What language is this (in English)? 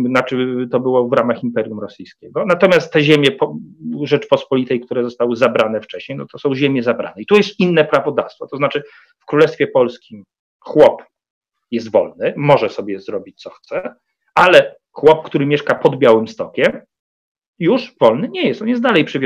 Polish